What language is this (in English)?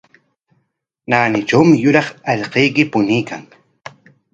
Corongo Ancash Quechua